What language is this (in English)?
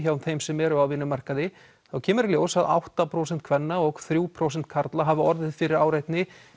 Icelandic